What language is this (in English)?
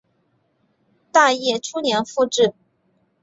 Chinese